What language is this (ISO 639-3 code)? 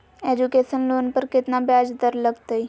mag